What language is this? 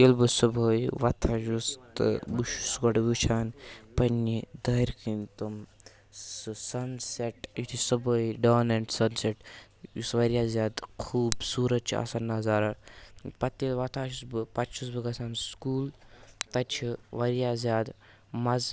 Kashmiri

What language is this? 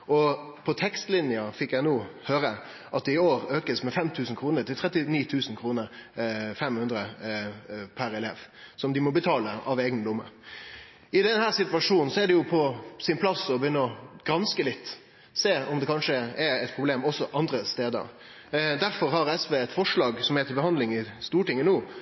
Norwegian Nynorsk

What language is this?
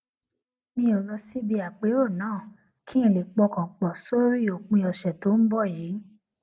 Yoruba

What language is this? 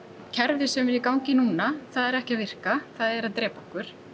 Icelandic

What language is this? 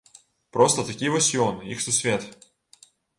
Belarusian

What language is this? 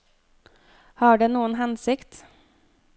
Norwegian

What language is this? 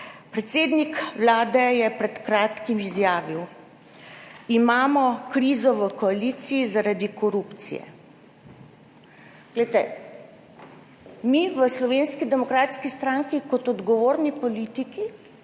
Slovenian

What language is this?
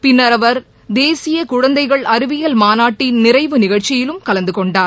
Tamil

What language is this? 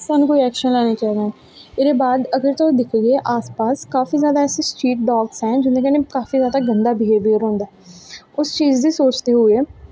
Dogri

